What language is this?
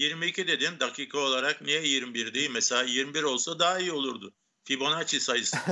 Turkish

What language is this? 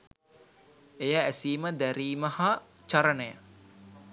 Sinhala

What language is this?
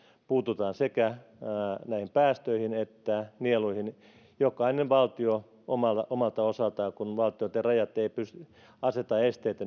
Finnish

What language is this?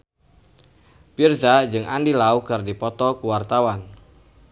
Sundanese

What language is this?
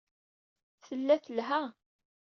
Kabyle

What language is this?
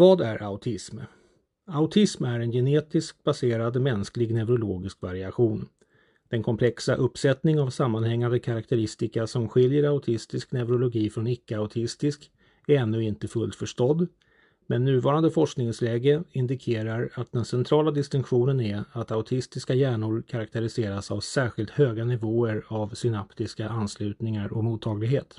Swedish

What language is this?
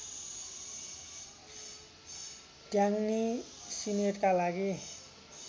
Nepali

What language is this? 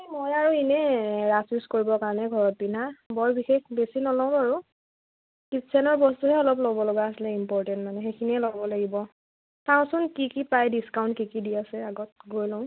Assamese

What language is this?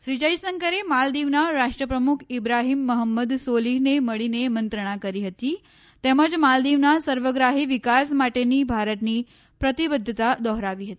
Gujarati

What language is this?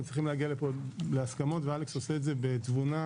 Hebrew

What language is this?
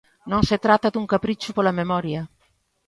Galician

